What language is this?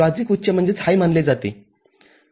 Marathi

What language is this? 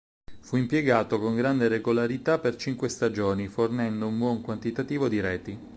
Italian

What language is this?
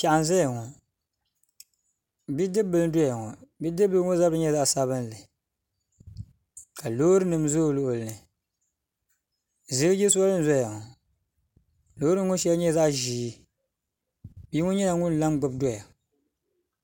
Dagbani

